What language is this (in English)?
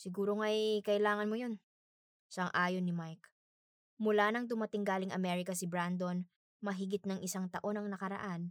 Filipino